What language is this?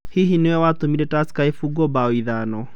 Kikuyu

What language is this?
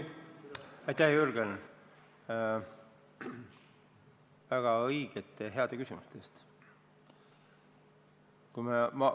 Estonian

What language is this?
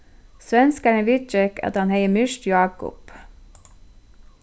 Faroese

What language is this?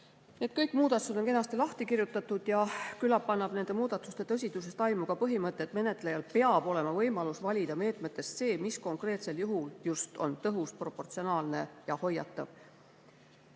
Estonian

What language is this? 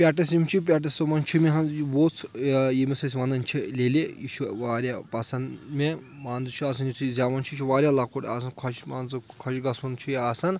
Kashmiri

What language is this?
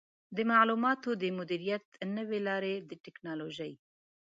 Pashto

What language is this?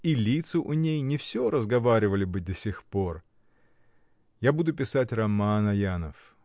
Russian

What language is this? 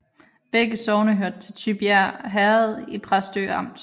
Danish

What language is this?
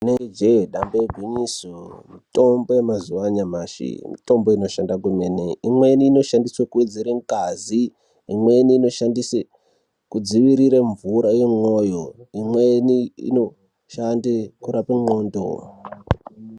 Ndau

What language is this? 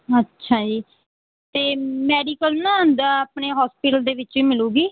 Punjabi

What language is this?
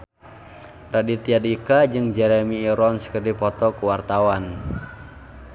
Sundanese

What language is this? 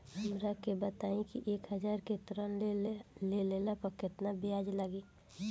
Bhojpuri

